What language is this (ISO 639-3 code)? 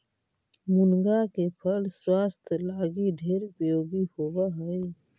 mag